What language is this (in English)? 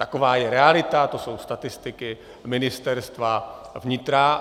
Czech